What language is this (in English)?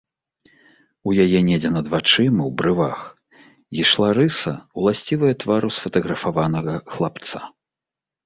Belarusian